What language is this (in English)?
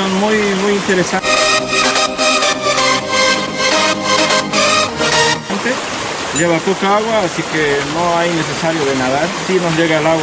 Spanish